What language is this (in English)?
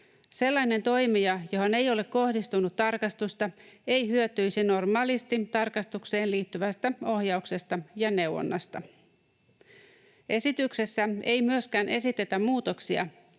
Finnish